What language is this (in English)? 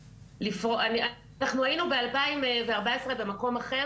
Hebrew